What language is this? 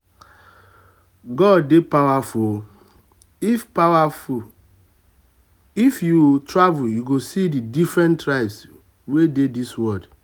Nigerian Pidgin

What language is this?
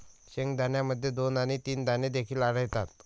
Marathi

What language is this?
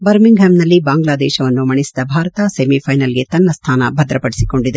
Kannada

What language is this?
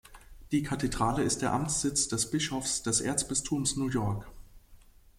German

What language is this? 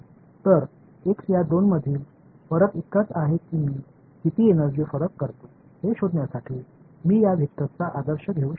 Marathi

